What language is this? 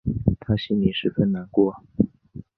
Chinese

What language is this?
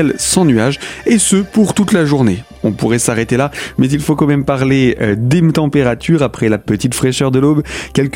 French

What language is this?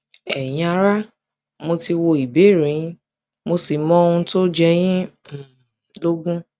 Yoruba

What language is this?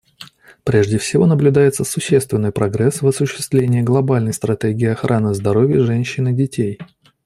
Russian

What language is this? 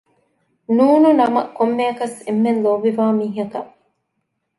Divehi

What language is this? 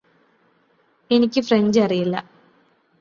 Malayalam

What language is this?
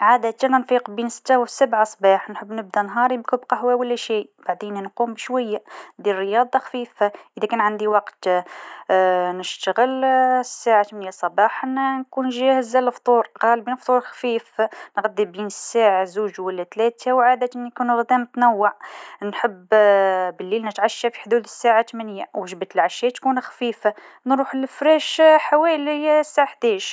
Tunisian Arabic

